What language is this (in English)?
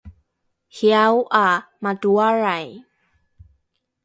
Rukai